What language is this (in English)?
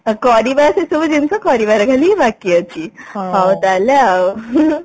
Odia